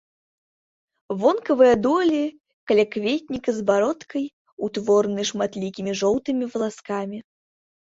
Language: Belarusian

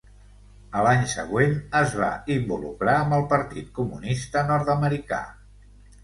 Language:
Catalan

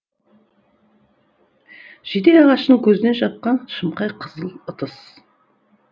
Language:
Kazakh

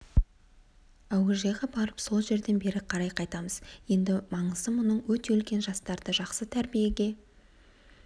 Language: Kazakh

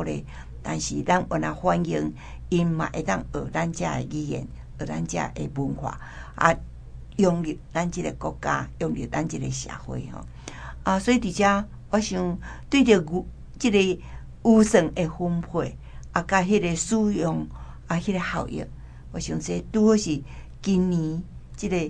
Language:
Chinese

